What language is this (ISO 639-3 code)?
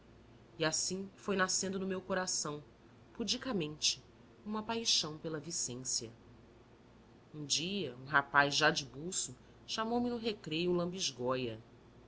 por